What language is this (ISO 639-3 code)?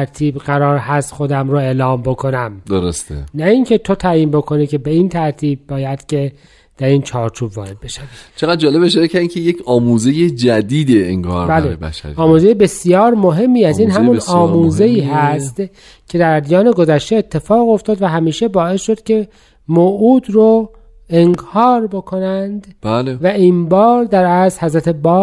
fas